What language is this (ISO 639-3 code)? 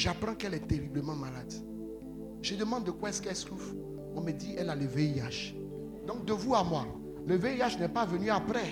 fra